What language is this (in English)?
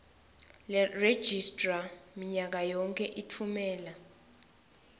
Swati